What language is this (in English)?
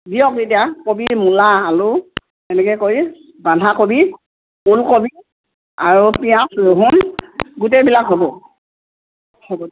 Assamese